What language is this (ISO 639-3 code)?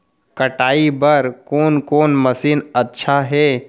hne